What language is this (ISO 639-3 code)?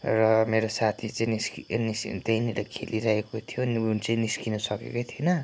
nep